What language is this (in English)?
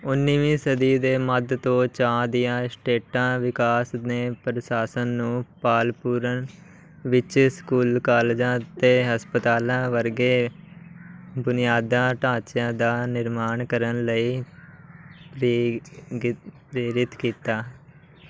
Punjabi